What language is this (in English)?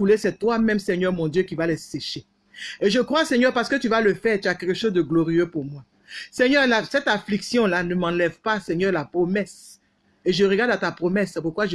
French